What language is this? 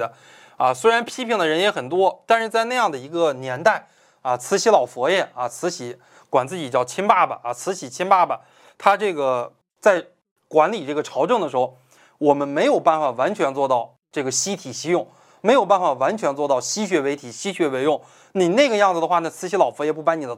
Chinese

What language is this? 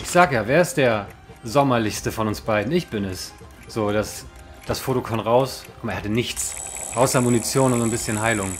German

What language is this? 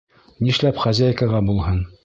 Bashkir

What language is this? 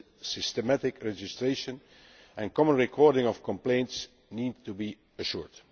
English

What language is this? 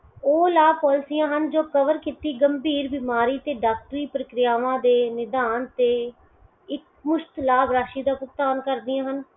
Punjabi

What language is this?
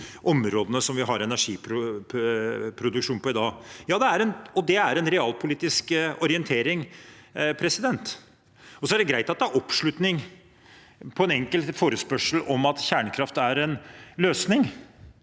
Norwegian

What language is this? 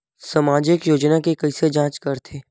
Chhattisgarhi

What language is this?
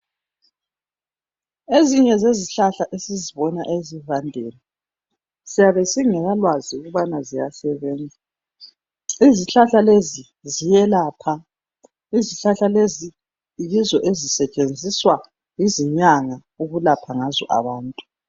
North Ndebele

